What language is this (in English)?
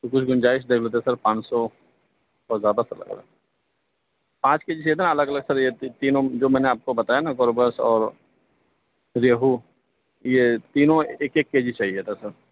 Urdu